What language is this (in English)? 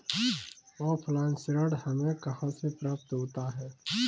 Hindi